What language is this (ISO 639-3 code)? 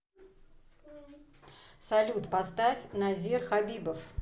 rus